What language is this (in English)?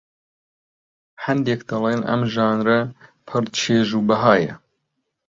Central Kurdish